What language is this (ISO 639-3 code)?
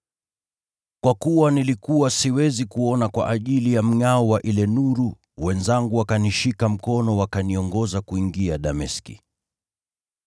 swa